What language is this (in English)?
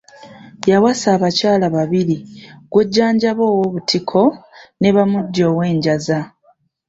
Ganda